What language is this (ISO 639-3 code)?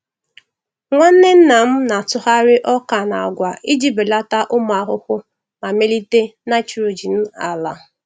ibo